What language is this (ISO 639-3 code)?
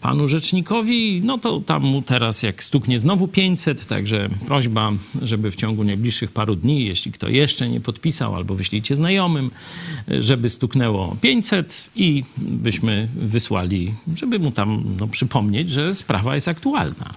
pol